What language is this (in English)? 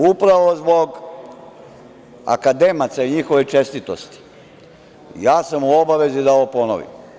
Serbian